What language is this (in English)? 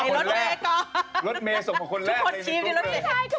Thai